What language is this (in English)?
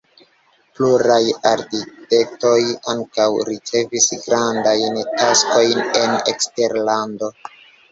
Esperanto